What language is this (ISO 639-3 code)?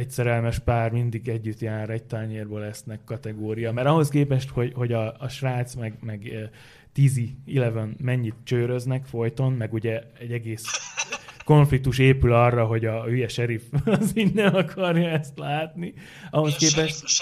hun